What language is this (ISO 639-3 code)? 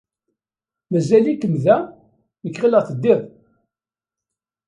kab